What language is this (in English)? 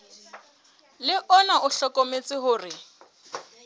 Southern Sotho